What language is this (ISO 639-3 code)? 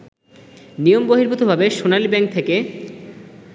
ben